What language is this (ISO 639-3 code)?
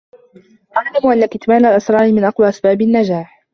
ara